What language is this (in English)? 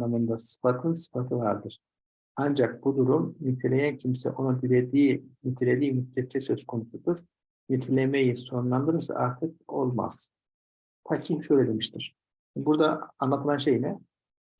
Turkish